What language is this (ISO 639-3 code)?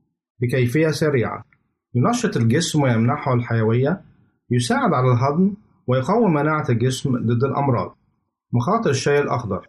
ara